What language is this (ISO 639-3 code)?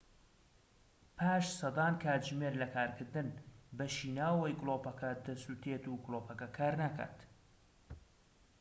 ckb